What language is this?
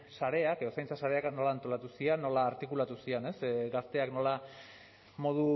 Basque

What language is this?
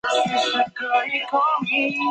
Chinese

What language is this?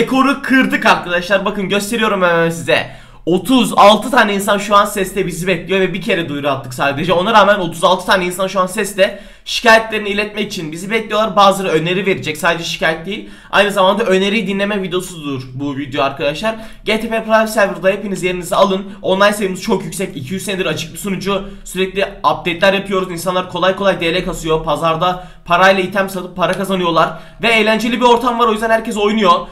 Turkish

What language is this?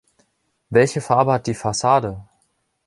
German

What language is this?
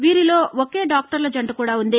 Telugu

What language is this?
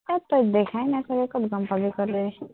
Assamese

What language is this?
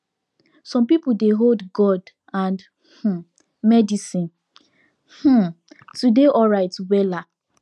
Nigerian Pidgin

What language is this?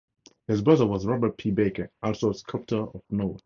English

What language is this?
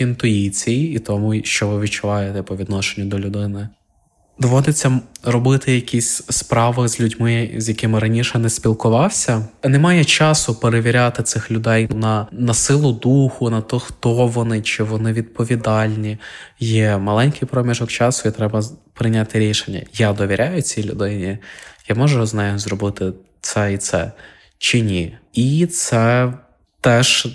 Ukrainian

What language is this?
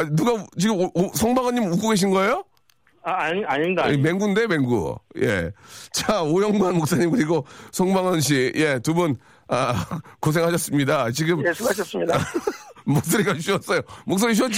Korean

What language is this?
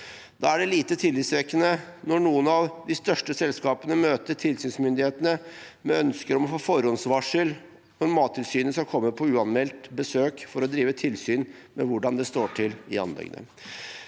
Norwegian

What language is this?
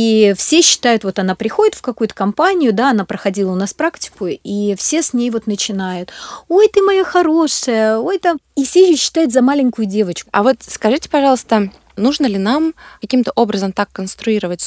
Russian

